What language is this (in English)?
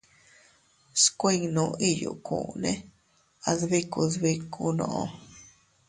Teutila Cuicatec